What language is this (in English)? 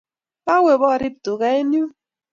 Kalenjin